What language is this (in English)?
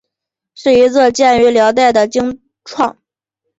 Chinese